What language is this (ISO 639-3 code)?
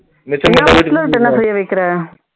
tam